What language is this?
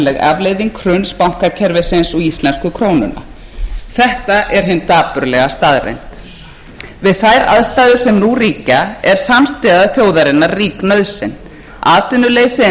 Icelandic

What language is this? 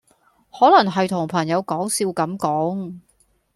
Cantonese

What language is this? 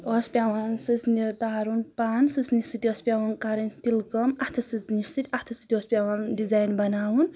Kashmiri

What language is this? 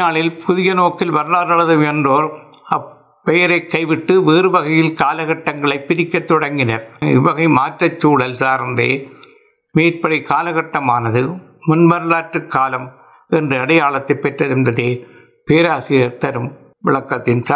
Tamil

